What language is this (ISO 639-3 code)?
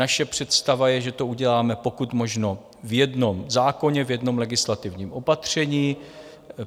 ces